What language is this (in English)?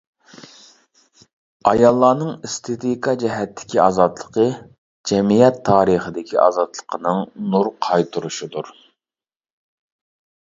Uyghur